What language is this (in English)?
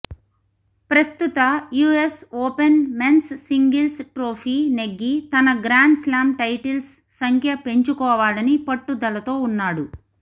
Telugu